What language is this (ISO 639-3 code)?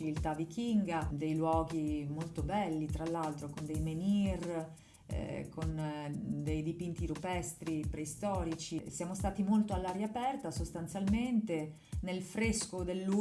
ita